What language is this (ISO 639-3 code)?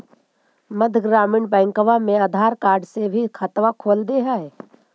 mag